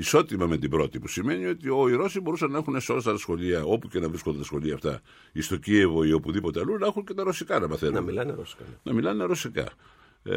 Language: Greek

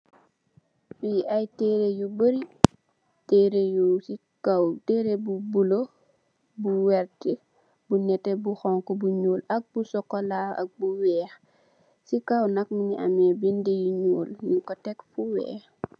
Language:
Wolof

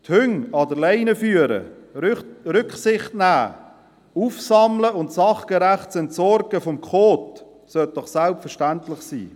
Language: Swiss German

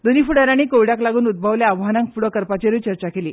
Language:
Konkani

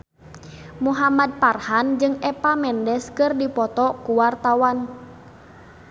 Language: Sundanese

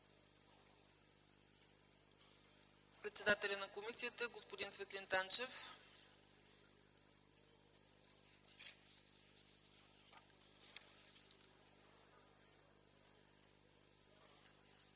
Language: Bulgarian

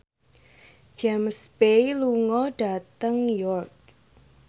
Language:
Javanese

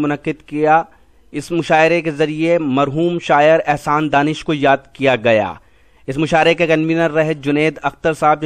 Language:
Hindi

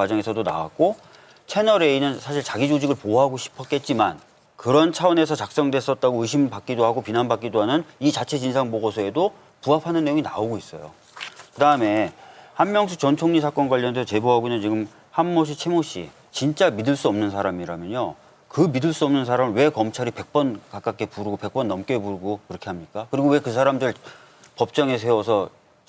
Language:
Korean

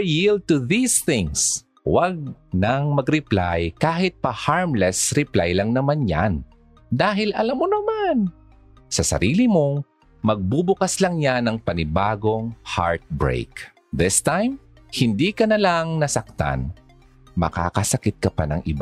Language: Filipino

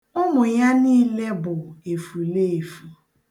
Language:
Igbo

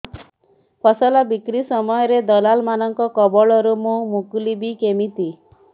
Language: Odia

